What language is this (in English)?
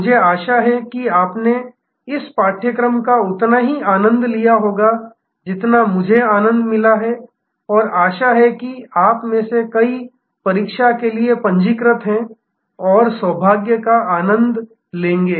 Hindi